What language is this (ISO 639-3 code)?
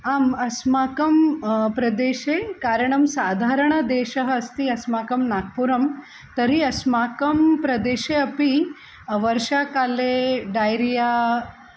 san